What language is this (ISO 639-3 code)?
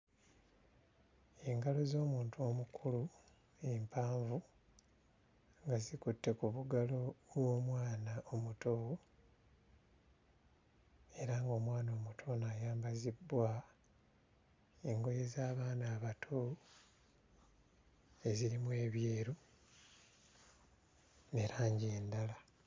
lug